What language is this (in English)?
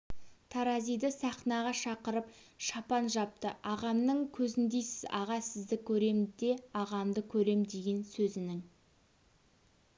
Kazakh